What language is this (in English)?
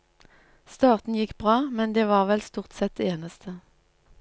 Norwegian